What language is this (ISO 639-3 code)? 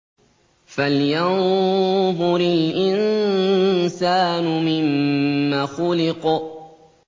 ara